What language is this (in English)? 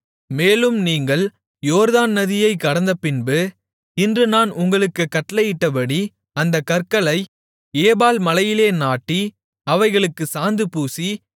Tamil